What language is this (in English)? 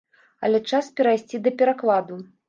Belarusian